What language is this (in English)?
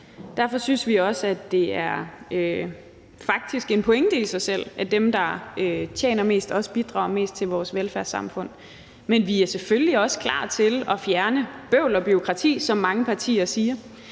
Danish